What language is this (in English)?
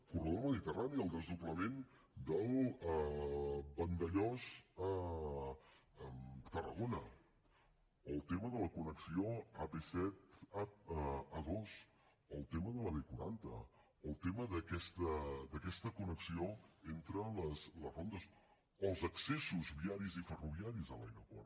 Catalan